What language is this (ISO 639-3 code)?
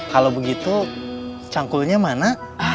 ind